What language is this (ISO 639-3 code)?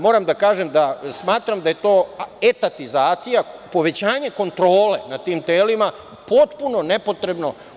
srp